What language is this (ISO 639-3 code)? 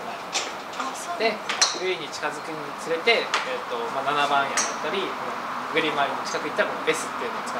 jpn